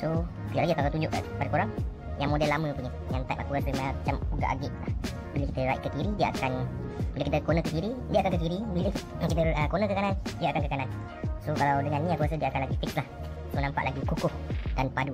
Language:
Malay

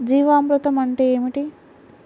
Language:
Telugu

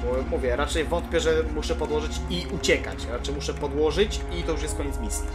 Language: Polish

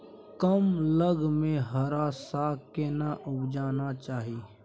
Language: Maithili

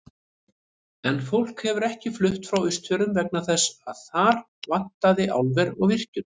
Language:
Icelandic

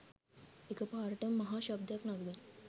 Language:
Sinhala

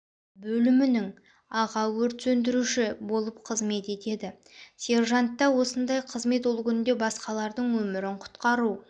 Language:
Kazakh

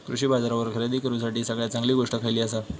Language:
Marathi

